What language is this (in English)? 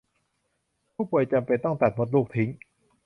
Thai